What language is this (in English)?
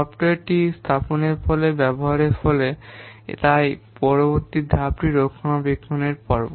Bangla